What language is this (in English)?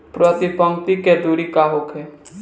Bhojpuri